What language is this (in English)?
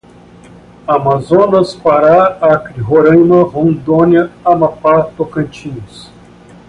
Portuguese